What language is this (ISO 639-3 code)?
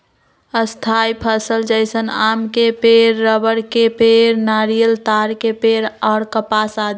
mag